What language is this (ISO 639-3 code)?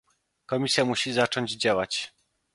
pol